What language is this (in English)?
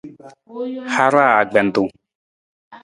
Nawdm